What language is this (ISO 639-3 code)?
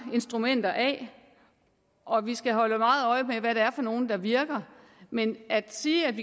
dan